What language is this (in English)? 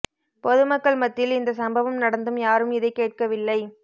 Tamil